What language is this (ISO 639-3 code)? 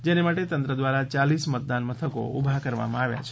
guj